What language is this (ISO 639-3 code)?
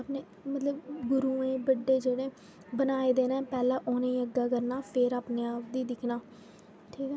doi